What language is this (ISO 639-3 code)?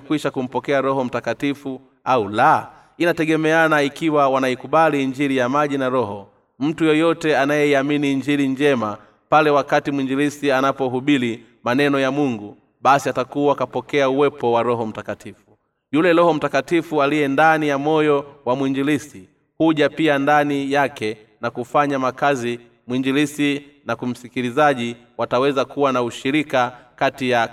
swa